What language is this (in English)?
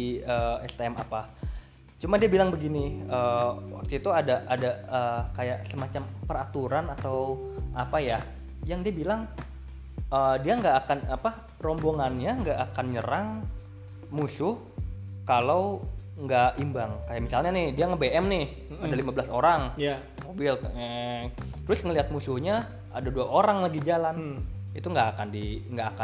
Indonesian